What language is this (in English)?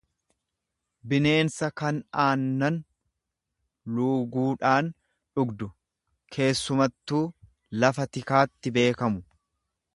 Oromo